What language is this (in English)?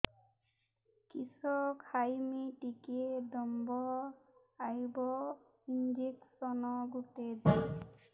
Odia